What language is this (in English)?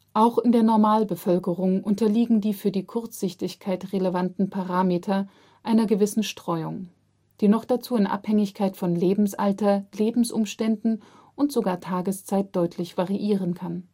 German